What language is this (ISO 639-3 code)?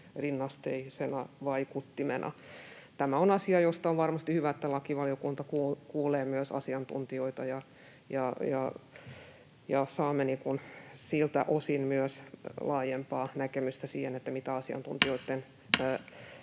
fin